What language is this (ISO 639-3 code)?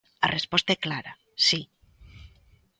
glg